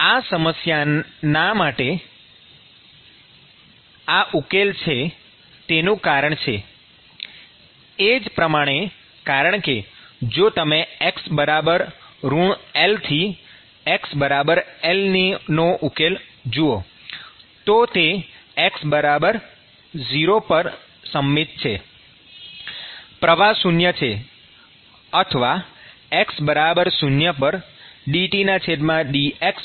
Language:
Gujarati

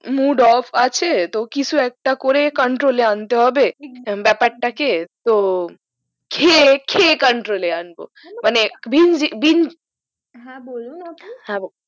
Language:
Bangla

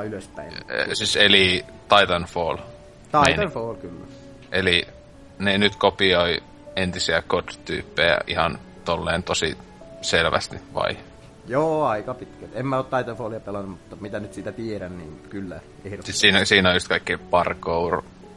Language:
Finnish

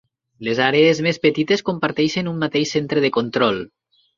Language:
Catalan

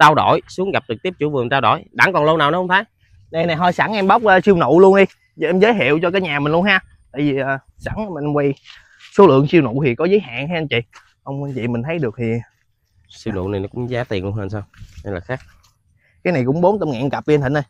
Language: Vietnamese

